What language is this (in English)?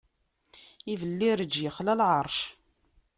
Kabyle